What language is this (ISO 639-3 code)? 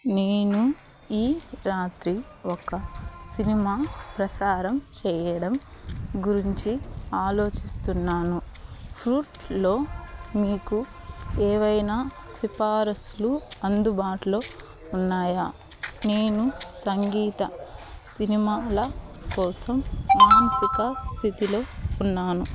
tel